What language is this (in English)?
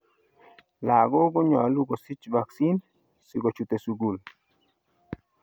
Kalenjin